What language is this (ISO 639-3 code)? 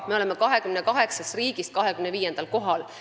est